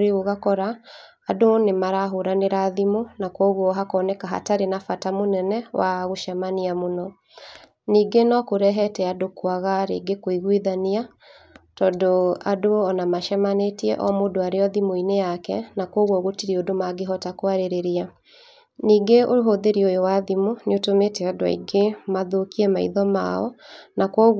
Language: Kikuyu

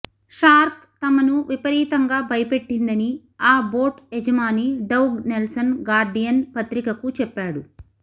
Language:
Telugu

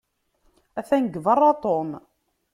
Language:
Kabyle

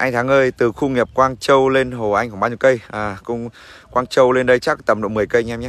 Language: Vietnamese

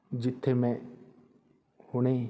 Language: Punjabi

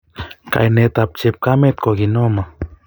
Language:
Kalenjin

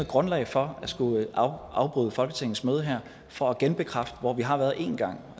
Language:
Danish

